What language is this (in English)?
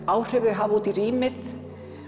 Icelandic